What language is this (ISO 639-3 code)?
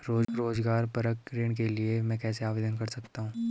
hin